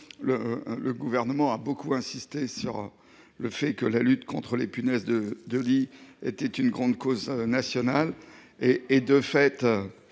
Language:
French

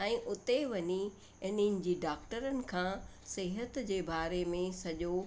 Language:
Sindhi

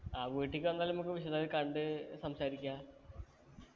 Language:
Malayalam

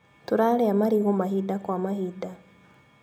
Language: Kikuyu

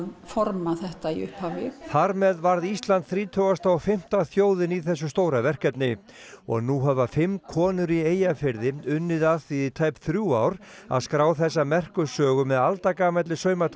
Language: Icelandic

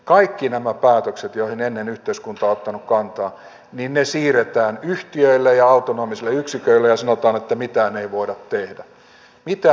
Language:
Finnish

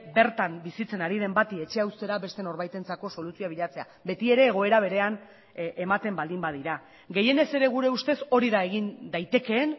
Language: Basque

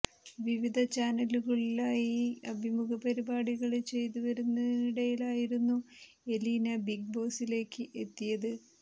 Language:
Malayalam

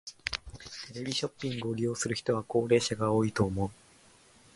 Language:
Japanese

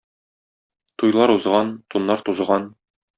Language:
Tatar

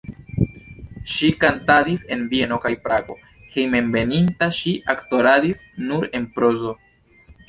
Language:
Esperanto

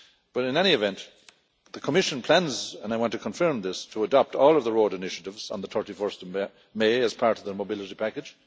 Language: English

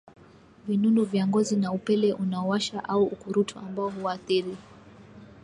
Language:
Swahili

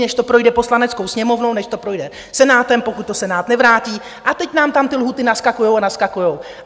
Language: Czech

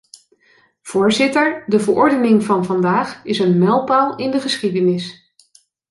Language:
Dutch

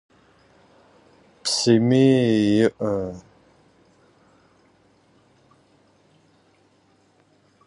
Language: Russian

